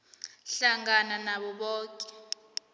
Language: South Ndebele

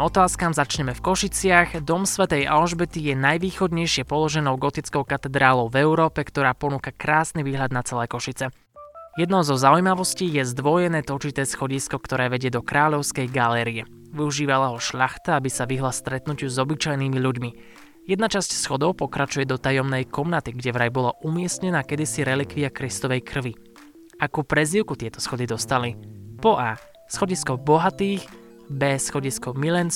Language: Slovak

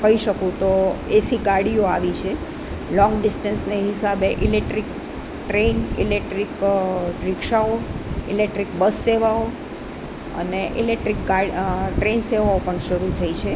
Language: Gujarati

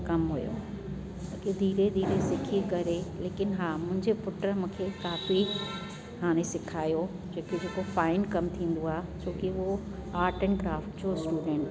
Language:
Sindhi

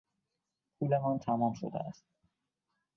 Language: Persian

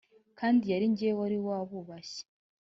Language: Kinyarwanda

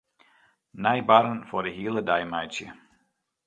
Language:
Western Frisian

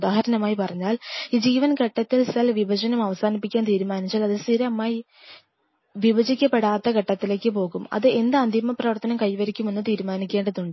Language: Malayalam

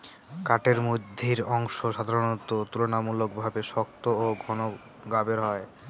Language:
Bangla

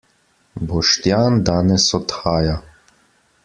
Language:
Slovenian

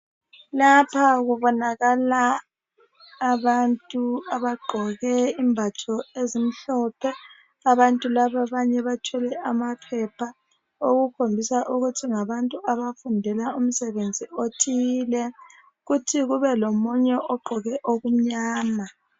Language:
North Ndebele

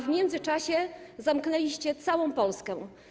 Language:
Polish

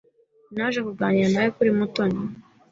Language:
Kinyarwanda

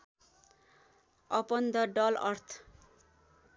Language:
Nepali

